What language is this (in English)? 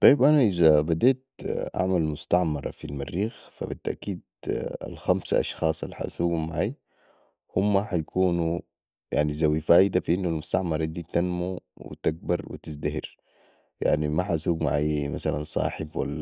Sudanese Arabic